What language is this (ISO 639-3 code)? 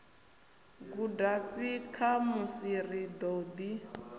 ven